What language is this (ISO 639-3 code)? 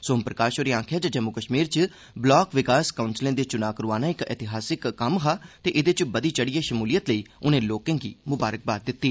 doi